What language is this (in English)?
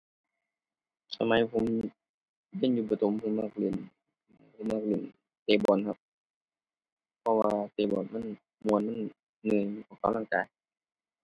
Thai